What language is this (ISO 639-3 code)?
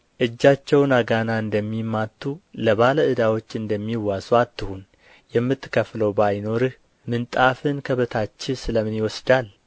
amh